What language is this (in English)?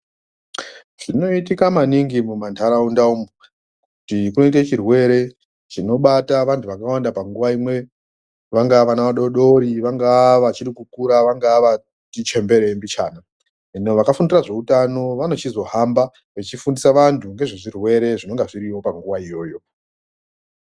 Ndau